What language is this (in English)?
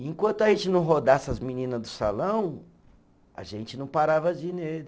Portuguese